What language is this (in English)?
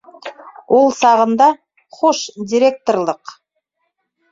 Bashkir